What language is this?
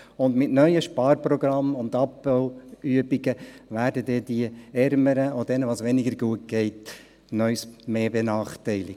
Swiss German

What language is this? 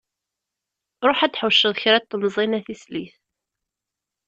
Kabyle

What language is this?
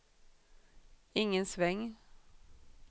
Swedish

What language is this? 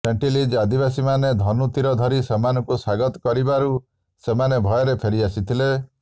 Odia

